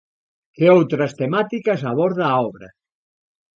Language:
Galician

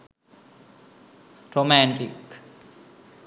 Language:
Sinhala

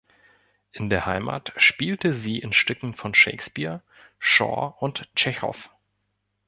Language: German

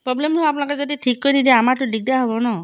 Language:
Assamese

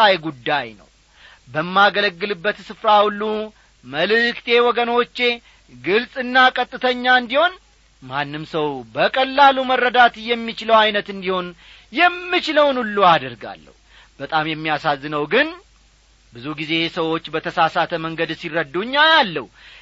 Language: Amharic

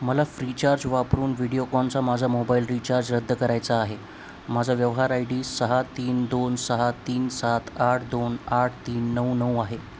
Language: Marathi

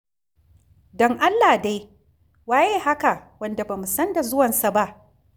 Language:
Hausa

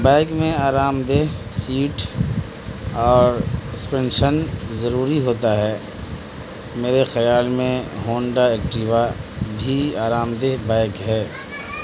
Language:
Urdu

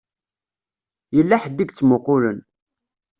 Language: Kabyle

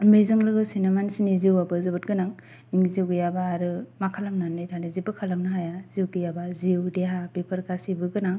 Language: Bodo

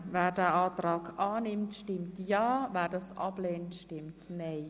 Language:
Swiss German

